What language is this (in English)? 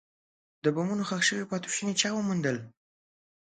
Pashto